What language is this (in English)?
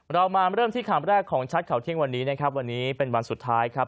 Thai